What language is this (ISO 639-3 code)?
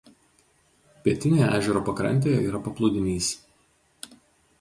lit